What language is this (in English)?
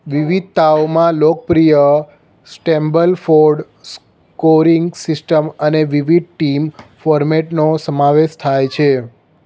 Gujarati